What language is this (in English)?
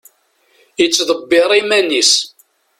Kabyle